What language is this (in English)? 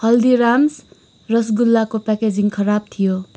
Nepali